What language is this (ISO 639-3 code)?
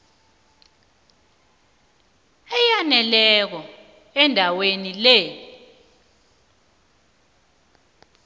nbl